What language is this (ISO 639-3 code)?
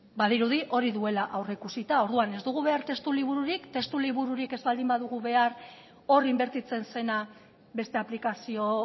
eus